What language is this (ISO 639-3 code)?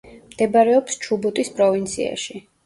kat